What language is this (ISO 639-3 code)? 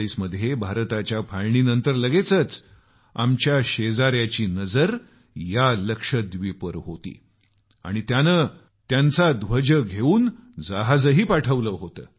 mar